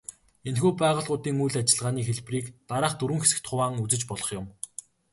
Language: Mongolian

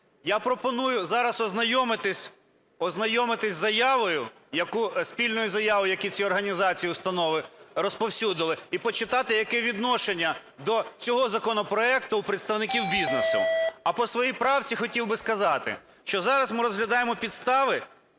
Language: Ukrainian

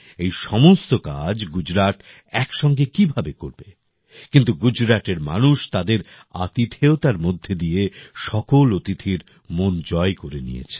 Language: Bangla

